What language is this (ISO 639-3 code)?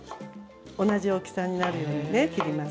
jpn